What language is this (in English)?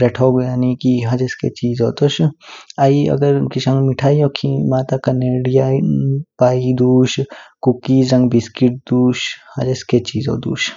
Kinnauri